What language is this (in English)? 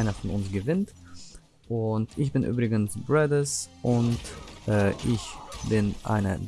German